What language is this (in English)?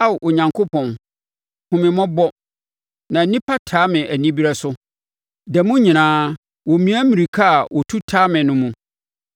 Akan